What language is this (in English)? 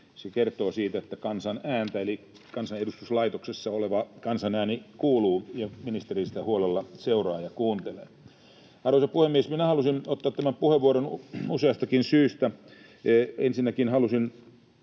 Finnish